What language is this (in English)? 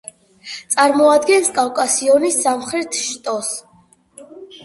Georgian